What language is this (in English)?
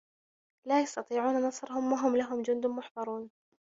Arabic